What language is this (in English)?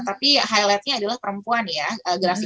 Indonesian